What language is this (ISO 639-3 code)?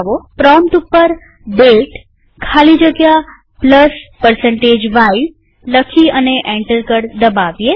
guj